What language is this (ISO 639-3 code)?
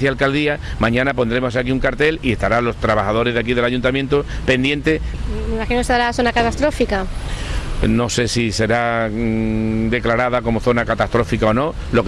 spa